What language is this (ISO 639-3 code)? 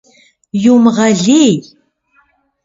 kbd